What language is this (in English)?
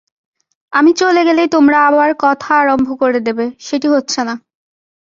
Bangla